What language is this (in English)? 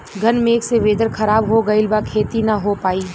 Bhojpuri